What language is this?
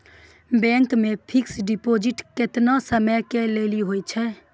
Maithili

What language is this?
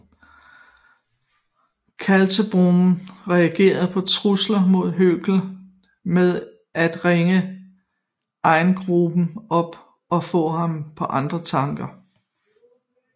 Danish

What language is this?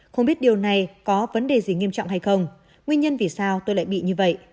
Vietnamese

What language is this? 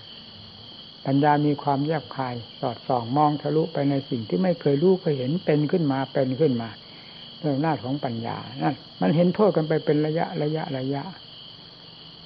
Thai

